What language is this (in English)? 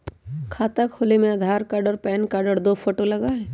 Magahi